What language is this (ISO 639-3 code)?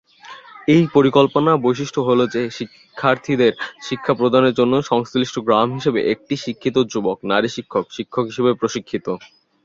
ben